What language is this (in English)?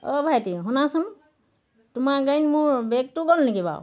Assamese